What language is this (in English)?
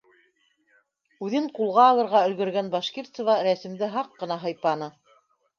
Bashkir